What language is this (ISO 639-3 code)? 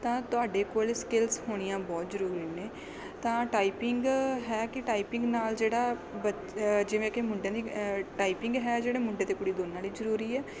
pan